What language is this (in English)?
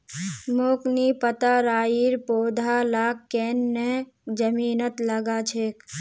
Magahi